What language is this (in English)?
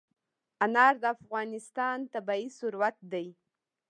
Pashto